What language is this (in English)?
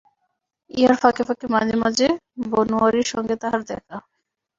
Bangla